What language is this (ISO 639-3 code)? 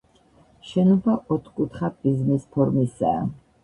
kat